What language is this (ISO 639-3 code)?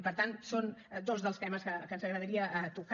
cat